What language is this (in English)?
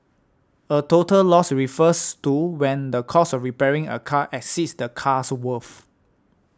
English